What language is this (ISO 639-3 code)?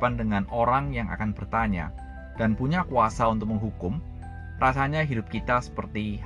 ind